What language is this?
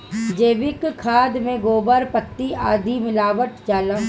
Bhojpuri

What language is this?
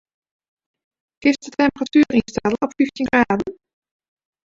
Western Frisian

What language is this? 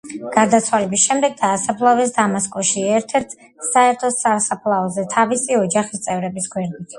Georgian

